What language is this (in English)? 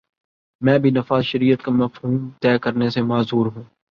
Urdu